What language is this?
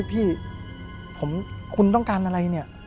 Thai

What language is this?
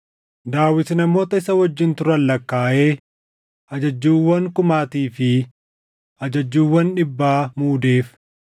Oromo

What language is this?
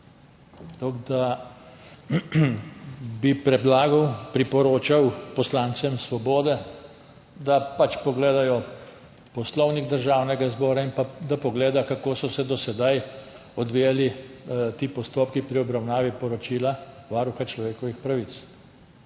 Slovenian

